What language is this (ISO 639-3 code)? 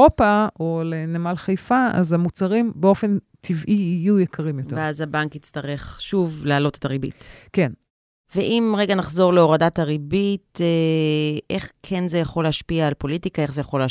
heb